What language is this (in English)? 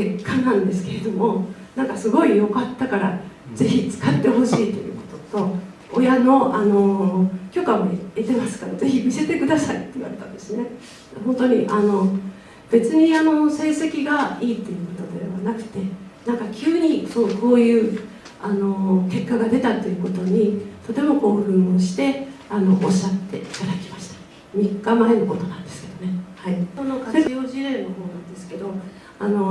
Japanese